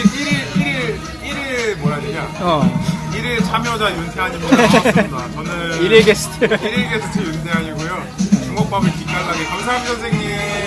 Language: Korean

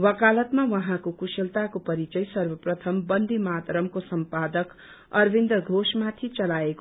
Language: Nepali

